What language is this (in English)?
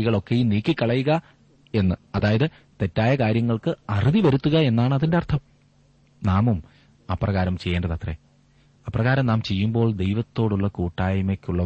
Malayalam